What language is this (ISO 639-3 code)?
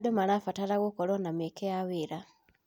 kik